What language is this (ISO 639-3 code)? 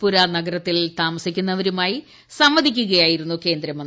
mal